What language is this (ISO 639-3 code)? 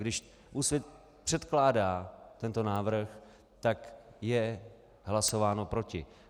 ces